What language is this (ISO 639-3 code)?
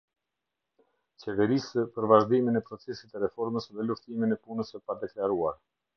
sqi